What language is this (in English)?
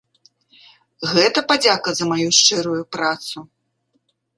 Belarusian